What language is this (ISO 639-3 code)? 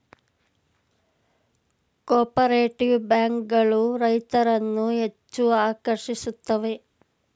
kan